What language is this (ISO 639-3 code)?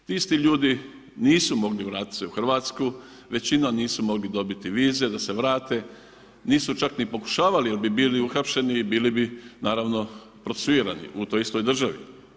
hrv